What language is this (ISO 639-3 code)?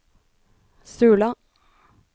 nor